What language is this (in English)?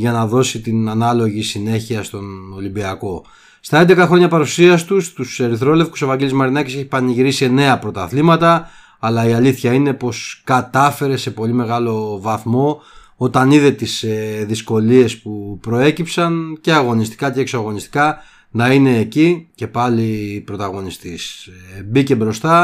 Greek